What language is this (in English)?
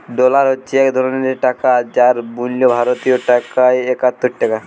Bangla